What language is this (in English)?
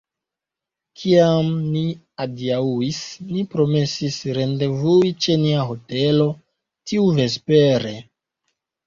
Esperanto